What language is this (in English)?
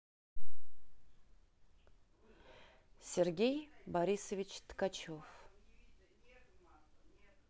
Russian